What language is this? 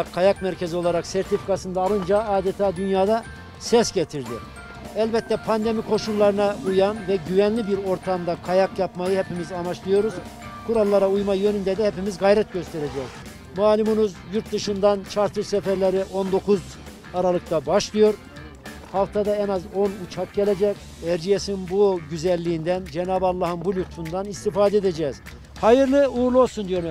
Turkish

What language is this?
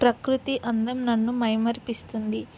Telugu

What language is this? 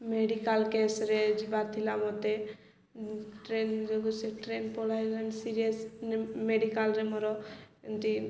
Odia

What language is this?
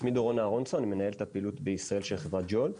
Hebrew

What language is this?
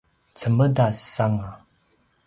Paiwan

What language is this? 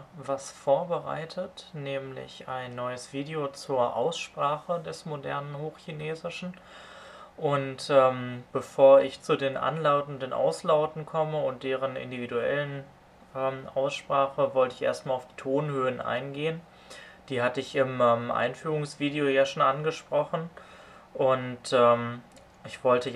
German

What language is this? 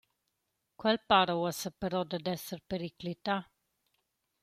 Romansh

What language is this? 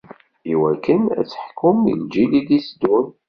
Kabyle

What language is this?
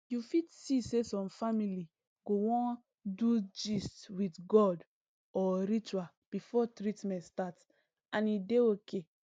Nigerian Pidgin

